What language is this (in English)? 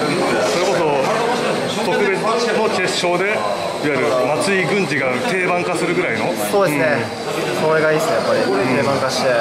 Japanese